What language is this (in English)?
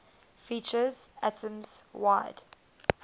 English